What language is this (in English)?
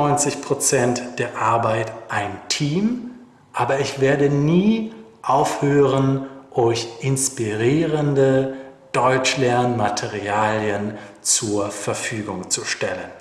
German